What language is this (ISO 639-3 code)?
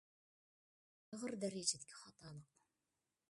uig